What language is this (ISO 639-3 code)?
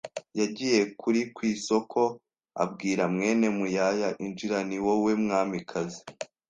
kin